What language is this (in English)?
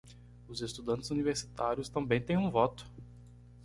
Portuguese